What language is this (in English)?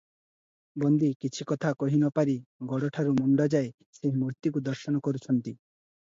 Odia